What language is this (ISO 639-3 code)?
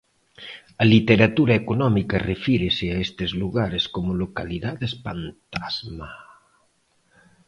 glg